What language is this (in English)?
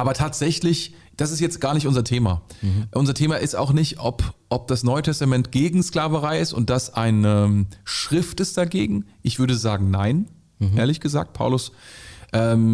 German